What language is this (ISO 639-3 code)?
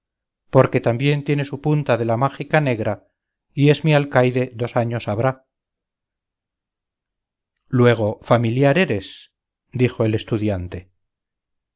spa